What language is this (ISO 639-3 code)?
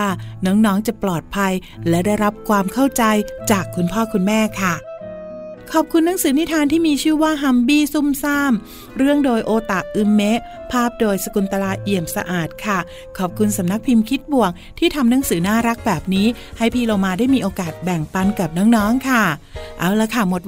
tha